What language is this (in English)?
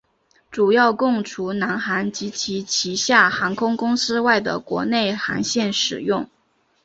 Chinese